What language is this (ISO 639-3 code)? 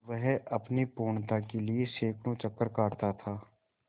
hin